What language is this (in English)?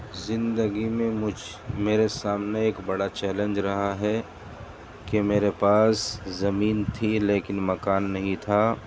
Urdu